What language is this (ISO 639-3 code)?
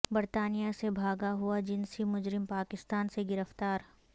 urd